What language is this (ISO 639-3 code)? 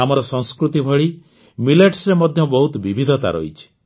ori